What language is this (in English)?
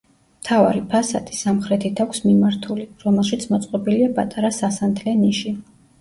Georgian